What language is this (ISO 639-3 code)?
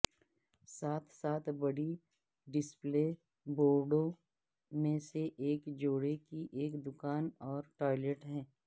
urd